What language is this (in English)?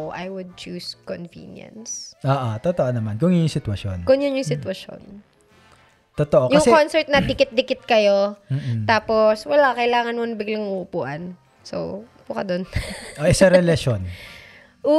Filipino